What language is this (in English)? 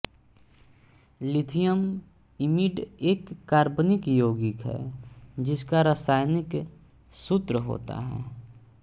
Hindi